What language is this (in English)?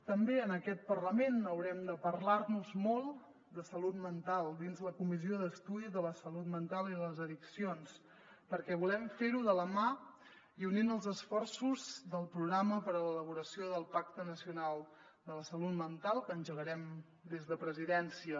Catalan